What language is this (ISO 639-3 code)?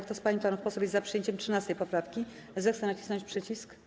pol